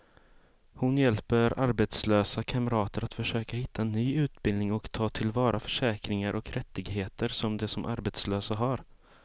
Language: Swedish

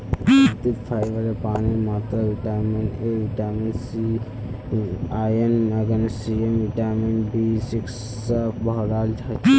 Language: Magahi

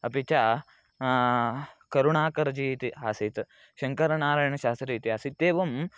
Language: Sanskrit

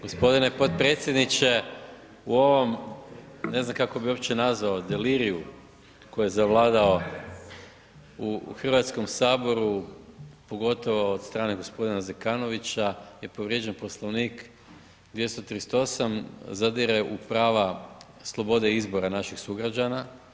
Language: Croatian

